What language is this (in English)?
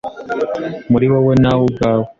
Kinyarwanda